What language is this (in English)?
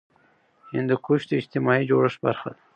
Pashto